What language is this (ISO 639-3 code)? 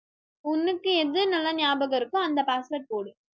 tam